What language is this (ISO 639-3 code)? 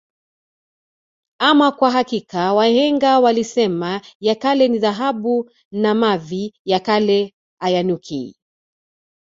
swa